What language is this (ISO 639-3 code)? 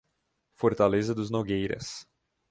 por